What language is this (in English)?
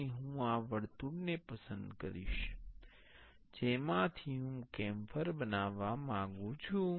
Gujarati